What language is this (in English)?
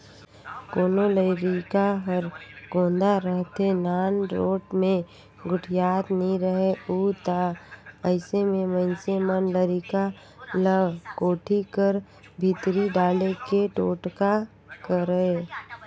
Chhattisgarhi